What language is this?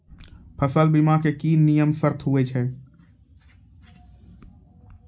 Maithili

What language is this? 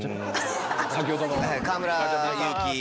Japanese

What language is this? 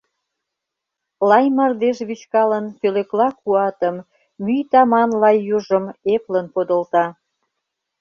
Mari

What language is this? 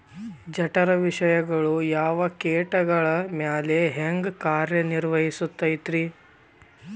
Kannada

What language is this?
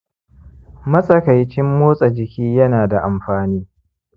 Hausa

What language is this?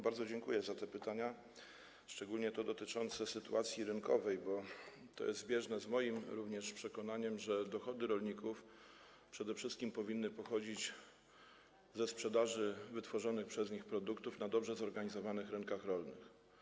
Polish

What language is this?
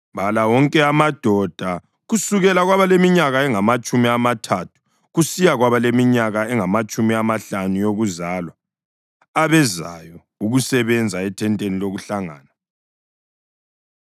North Ndebele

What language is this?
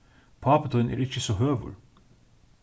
Faroese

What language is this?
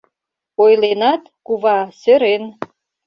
Mari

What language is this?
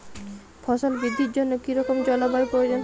Bangla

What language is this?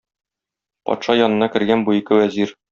Tatar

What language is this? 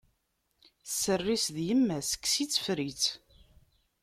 Kabyle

